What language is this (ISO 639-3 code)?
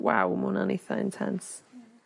cym